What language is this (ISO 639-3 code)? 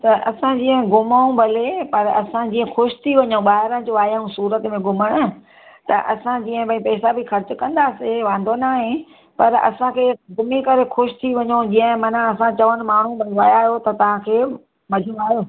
snd